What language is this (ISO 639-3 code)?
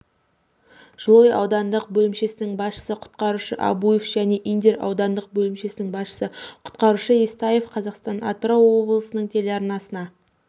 kaz